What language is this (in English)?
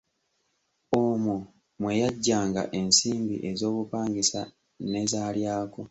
Ganda